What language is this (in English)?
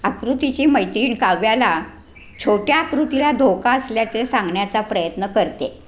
Marathi